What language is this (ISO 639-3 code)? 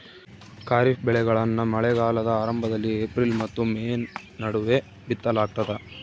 kan